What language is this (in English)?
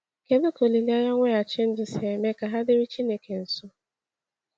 Igbo